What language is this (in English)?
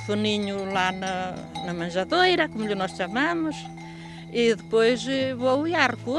Portuguese